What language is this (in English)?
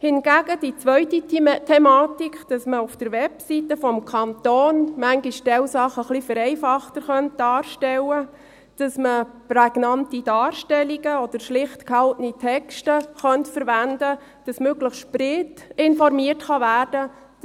Swiss German